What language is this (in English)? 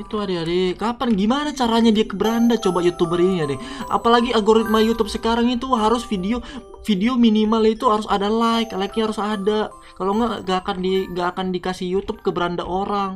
Indonesian